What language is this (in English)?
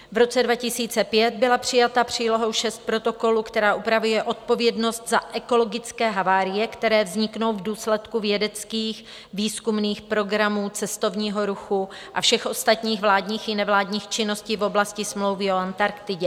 Czech